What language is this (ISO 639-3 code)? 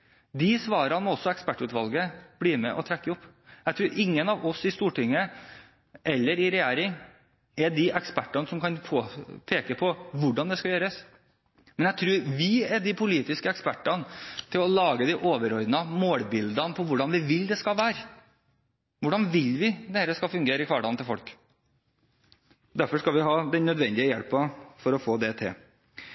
nob